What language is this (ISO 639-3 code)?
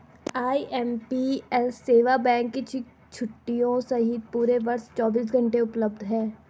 hin